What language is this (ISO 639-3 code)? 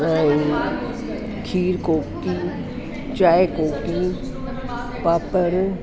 snd